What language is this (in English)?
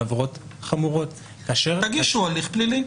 Hebrew